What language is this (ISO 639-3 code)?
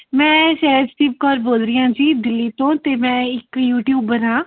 pan